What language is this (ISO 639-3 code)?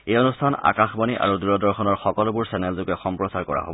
asm